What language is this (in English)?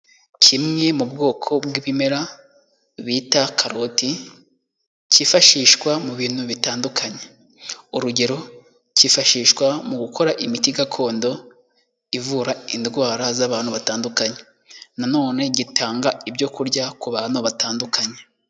Kinyarwanda